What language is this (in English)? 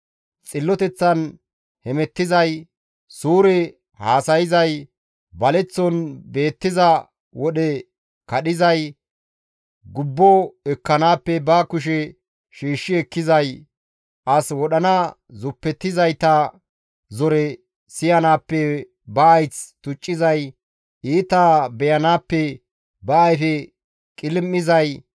Gamo